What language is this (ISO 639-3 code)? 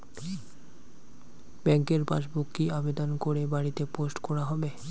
ben